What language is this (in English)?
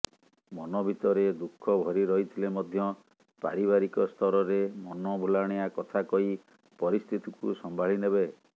Odia